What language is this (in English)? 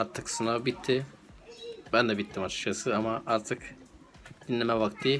Turkish